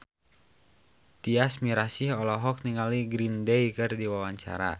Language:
Sundanese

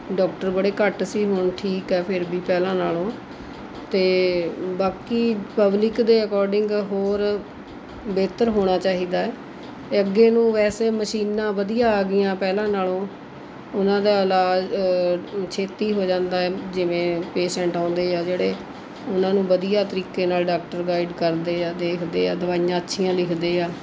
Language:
Punjabi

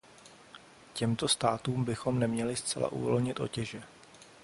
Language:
Czech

